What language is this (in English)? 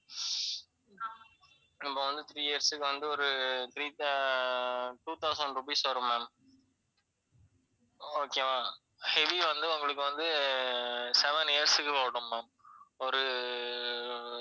Tamil